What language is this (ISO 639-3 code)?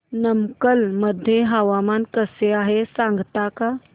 mar